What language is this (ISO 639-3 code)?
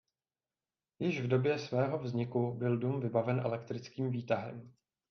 ces